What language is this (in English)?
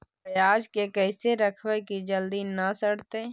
Magahi